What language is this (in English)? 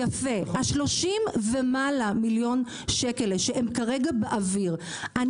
Hebrew